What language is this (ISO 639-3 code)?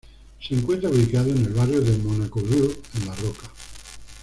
spa